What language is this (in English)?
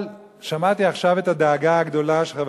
Hebrew